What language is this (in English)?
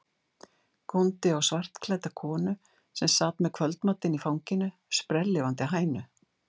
Icelandic